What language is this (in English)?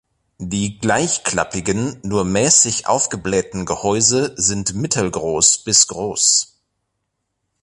German